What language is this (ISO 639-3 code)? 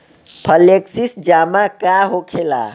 bho